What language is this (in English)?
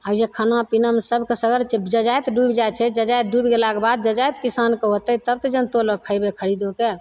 Maithili